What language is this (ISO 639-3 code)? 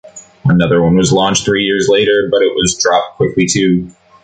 eng